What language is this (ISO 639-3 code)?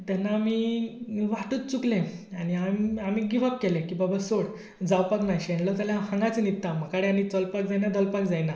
kok